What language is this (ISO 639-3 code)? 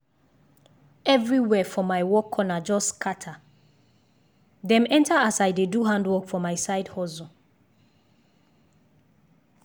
pcm